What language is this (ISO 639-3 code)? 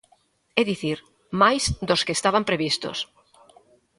glg